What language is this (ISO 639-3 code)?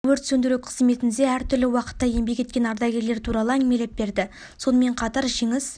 kaz